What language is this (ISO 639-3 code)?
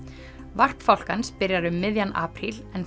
isl